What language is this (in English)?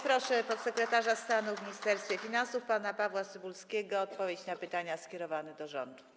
Polish